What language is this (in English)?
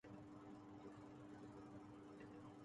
Urdu